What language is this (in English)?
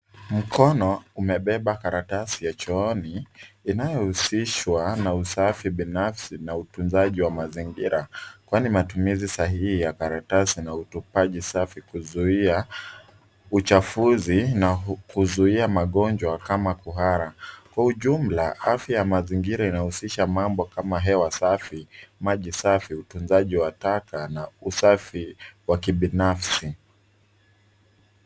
Swahili